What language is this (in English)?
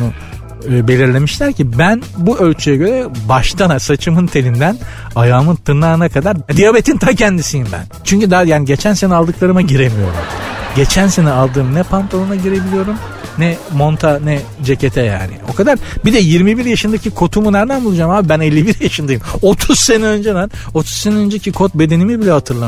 Turkish